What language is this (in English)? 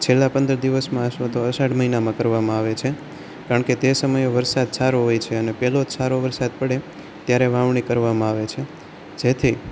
Gujarati